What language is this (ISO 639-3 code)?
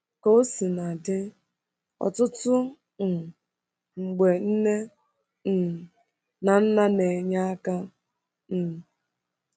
ibo